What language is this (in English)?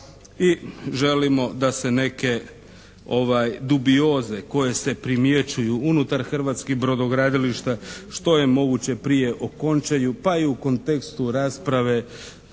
Croatian